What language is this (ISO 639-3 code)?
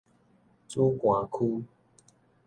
nan